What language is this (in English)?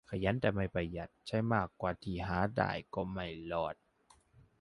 Thai